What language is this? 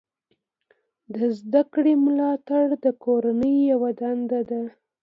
Pashto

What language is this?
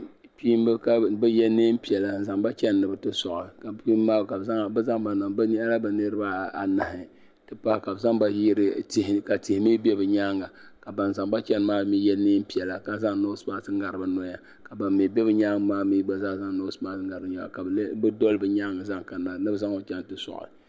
Dagbani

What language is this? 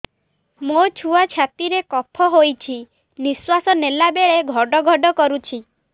Odia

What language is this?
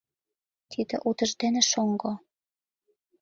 Mari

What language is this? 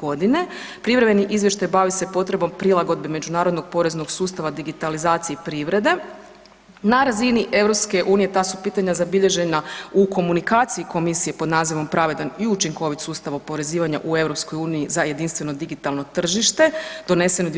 Croatian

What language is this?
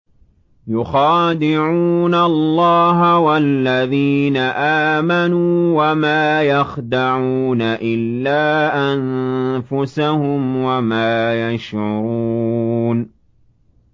Arabic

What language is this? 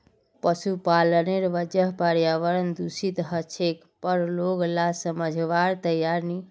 Magahi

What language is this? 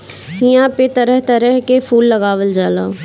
Bhojpuri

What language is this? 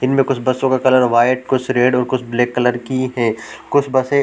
Hindi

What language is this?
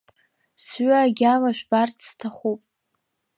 Abkhazian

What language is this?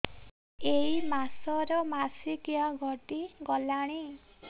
Odia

